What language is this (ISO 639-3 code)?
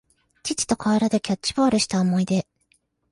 jpn